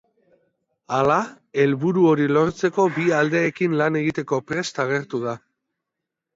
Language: Basque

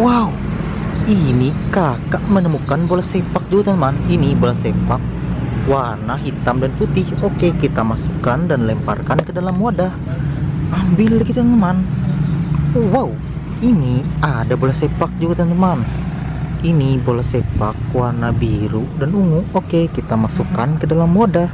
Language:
Indonesian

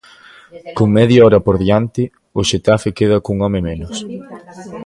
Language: Galician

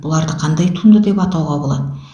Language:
Kazakh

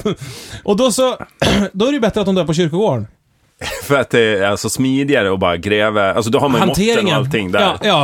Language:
Swedish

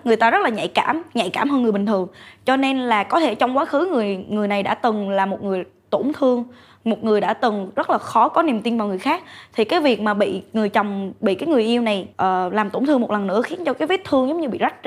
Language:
Vietnamese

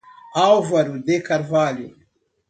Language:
Portuguese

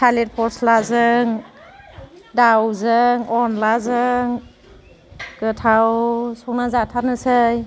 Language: Bodo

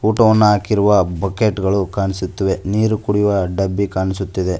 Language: Kannada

